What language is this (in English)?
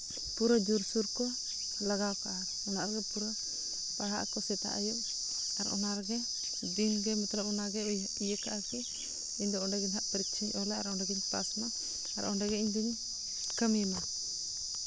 Santali